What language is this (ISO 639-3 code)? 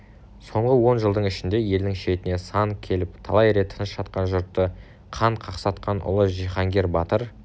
kaz